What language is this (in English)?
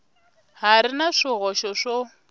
Tsonga